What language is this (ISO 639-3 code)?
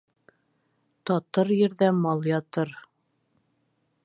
bak